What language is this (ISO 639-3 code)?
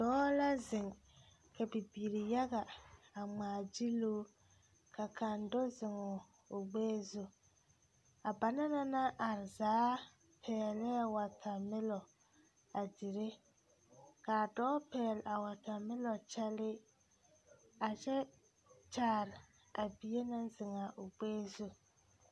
dga